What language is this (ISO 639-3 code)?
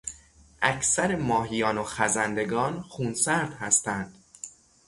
fas